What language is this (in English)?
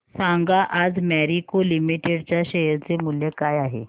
Marathi